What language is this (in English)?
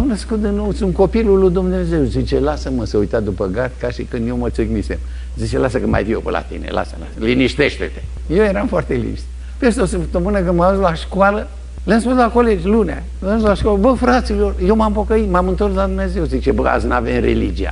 Romanian